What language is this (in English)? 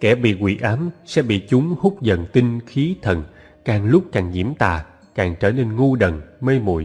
Vietnamese